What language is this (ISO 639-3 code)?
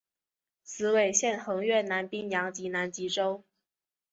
zho